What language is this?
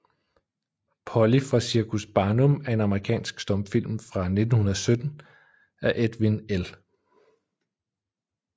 Danish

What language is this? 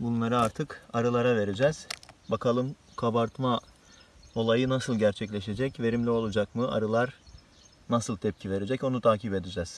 Turkish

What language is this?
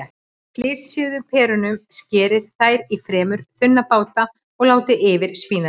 Icelandic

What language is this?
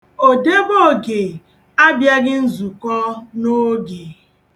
Igbo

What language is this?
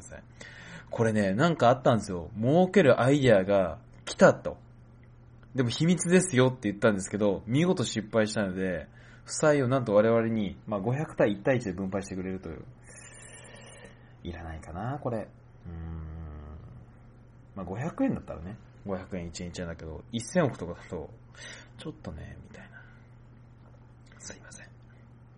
Japanese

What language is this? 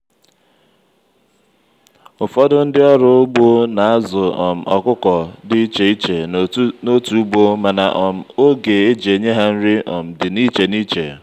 Igbo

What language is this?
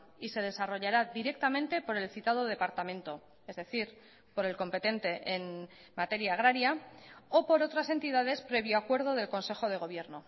Spanish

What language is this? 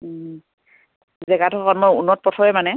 Assamese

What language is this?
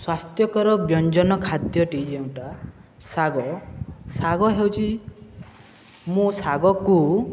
Odia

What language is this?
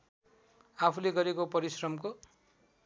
Nepali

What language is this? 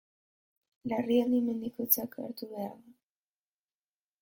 Basque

